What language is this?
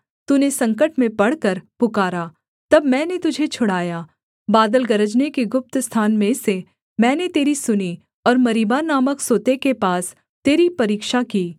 Hindi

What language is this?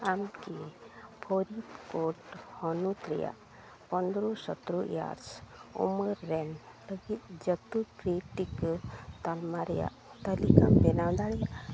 Santali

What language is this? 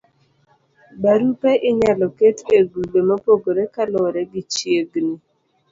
Luo (Kenya and Tanzania)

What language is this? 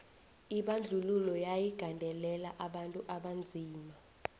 South Ndebele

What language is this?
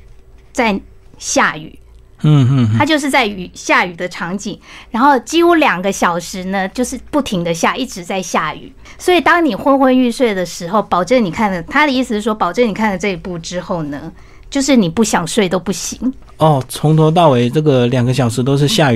Chinese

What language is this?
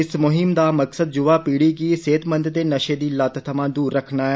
Dogri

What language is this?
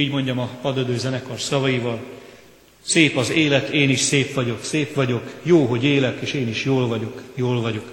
Hungarian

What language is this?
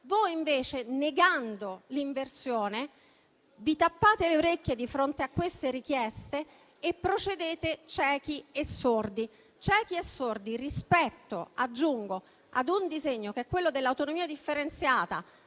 Italian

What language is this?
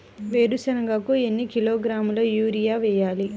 Telugu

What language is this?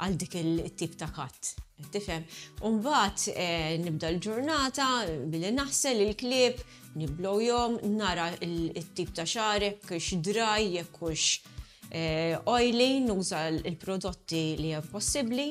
Arabic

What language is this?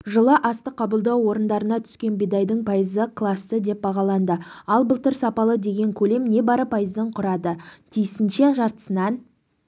Kazakh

